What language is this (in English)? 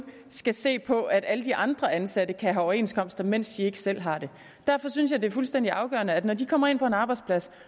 Danish